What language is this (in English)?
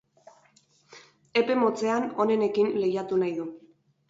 Basque